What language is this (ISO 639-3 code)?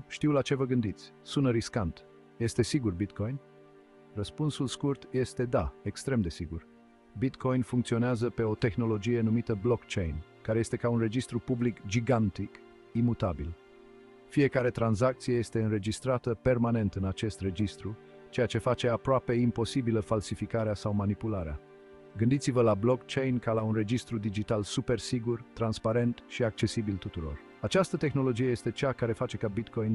ron